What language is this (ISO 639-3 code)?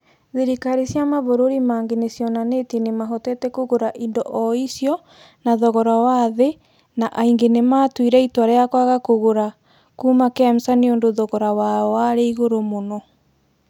kik